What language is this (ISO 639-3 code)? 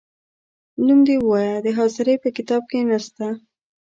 pus